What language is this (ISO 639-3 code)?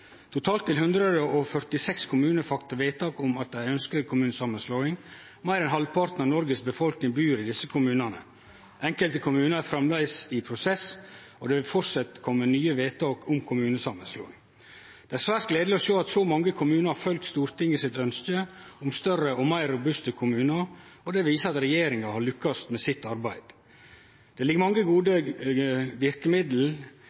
nno